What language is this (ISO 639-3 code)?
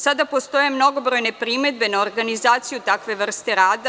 srp